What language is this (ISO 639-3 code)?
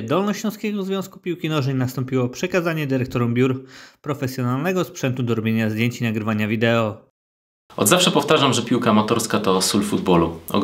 pol